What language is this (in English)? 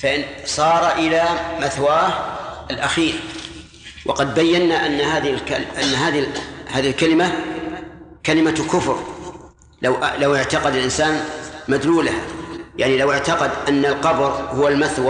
Arabic